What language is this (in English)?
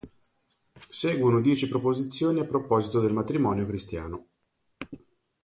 Italian